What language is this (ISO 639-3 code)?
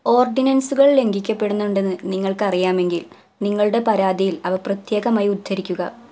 mal